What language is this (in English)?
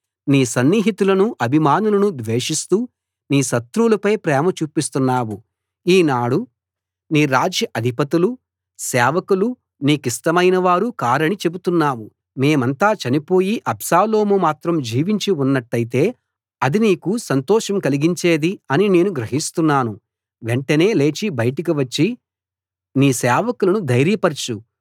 Telugu